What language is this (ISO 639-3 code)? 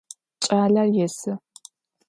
ady